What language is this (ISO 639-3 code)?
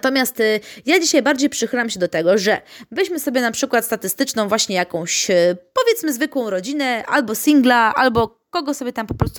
pol